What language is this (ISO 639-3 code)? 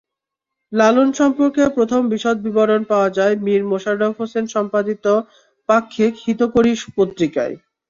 ben